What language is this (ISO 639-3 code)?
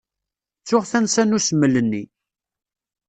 kab